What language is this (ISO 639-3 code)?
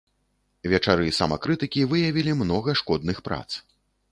bel